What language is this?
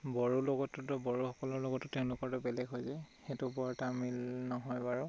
Assamese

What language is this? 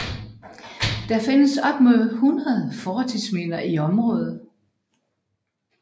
Danish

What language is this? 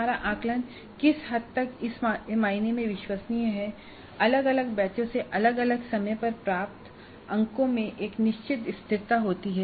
Hindi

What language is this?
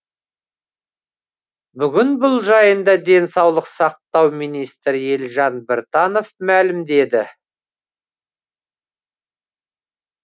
Kazakh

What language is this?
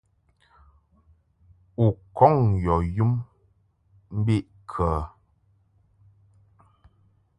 Mungaka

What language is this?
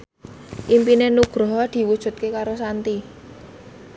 Javanese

